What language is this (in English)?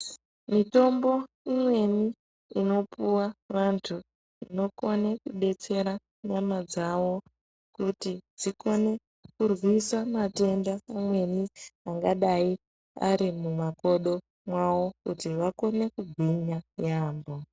Ndau